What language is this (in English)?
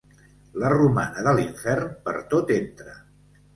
Catalan